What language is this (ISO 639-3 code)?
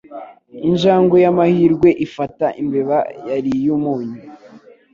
kin